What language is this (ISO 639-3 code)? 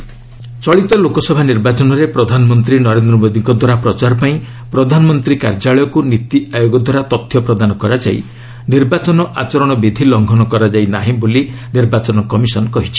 ori